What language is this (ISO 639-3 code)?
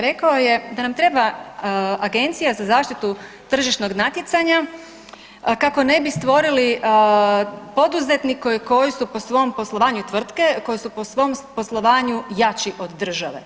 hrv